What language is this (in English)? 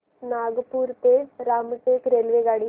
Marathi